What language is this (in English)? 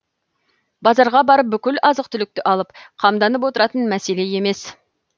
Kazakh